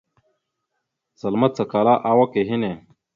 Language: Mada (Cameroon)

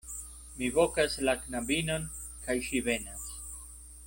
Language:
Esperanto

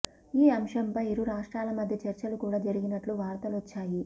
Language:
Telugu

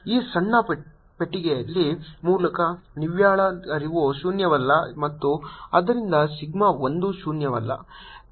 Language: Kannada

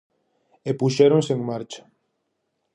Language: Galician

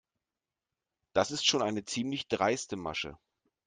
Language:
German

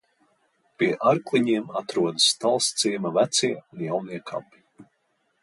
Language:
Latvian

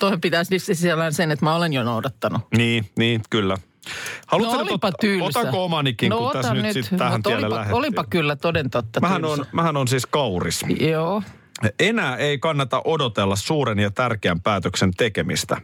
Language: Finnish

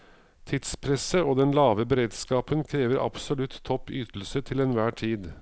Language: Norwegian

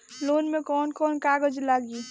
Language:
Bhojpuri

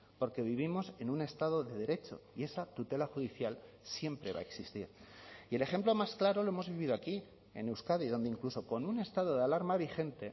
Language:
Spanish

